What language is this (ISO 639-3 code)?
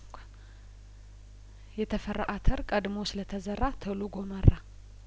amh